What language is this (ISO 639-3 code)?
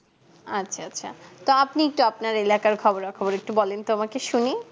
ben